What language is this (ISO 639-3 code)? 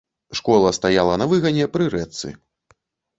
bel